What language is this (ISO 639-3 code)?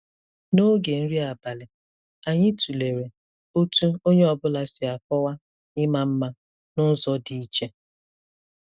ibo